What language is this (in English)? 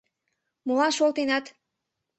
Mari